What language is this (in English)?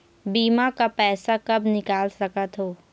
Chhattisgarhi